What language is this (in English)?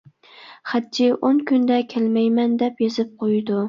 Uyghur